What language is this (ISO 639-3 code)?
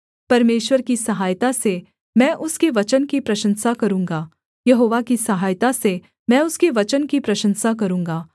hin